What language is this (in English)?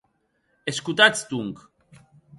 Occitan